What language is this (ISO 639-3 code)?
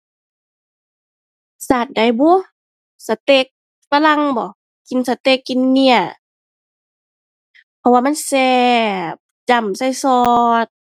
tha